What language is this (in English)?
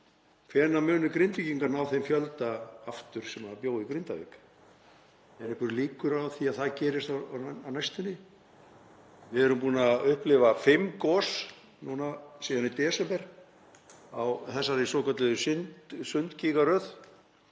Icelandic